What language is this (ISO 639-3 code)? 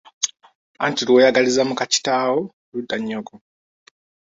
lug